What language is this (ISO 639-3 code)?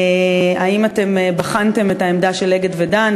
heb